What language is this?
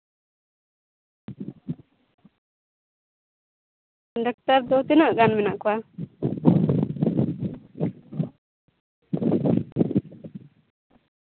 Santali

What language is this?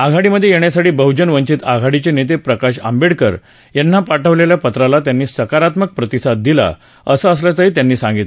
Marathi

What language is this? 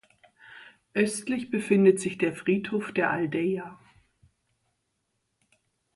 German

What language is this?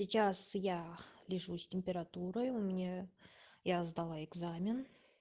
Russian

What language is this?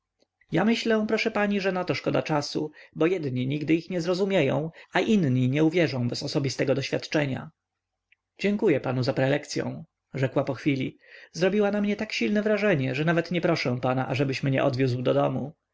Polish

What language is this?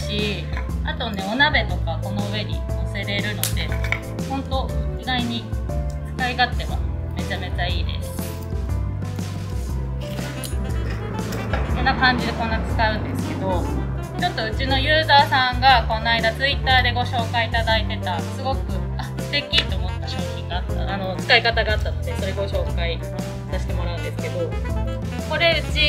Japanese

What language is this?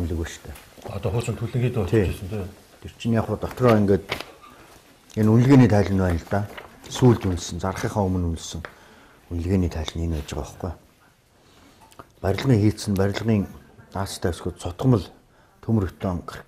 Romanian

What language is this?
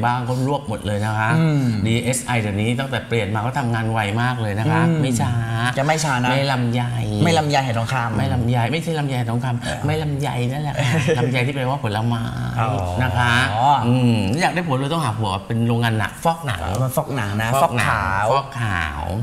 Thai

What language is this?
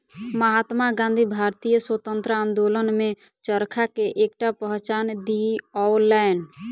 Maithili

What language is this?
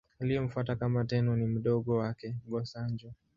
Swahili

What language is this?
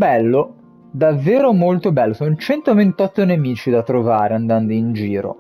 Italian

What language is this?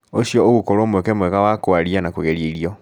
Kikuyu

